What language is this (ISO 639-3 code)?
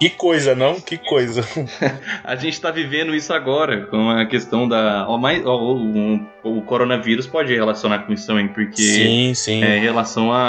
por